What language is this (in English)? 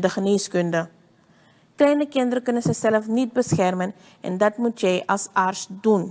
Dutch